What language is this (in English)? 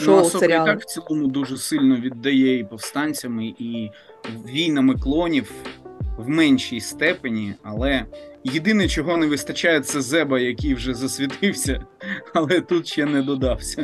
Ukrainian